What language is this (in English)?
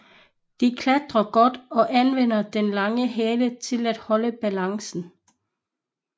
Danish